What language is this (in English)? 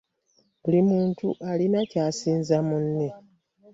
Ganda